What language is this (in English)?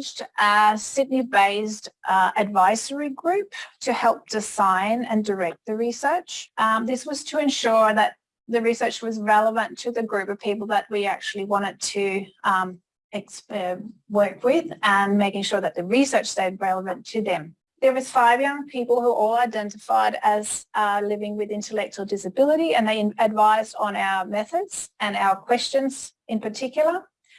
English